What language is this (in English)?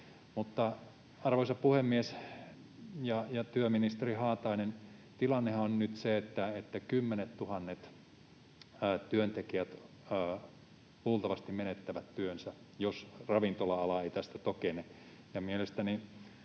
Finnish